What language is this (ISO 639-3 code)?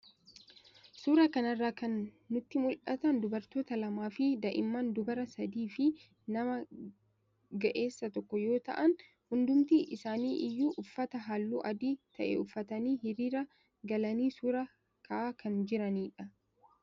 orm